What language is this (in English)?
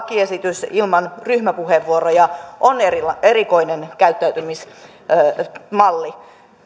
Finnish